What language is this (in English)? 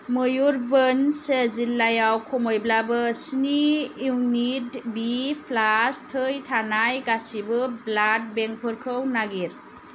Bodo